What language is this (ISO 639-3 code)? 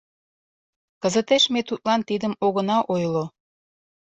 chm